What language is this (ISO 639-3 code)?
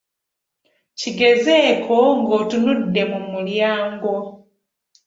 lug